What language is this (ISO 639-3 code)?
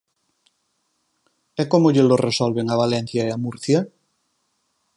glg